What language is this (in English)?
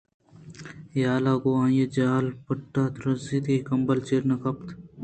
Eastern Balochi